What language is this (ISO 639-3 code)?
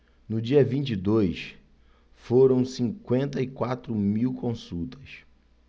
por